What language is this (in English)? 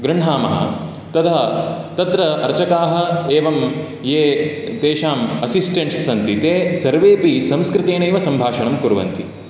Sanskrit